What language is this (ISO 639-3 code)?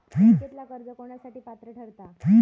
mar